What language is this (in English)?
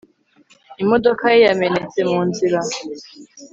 Kinyarwanda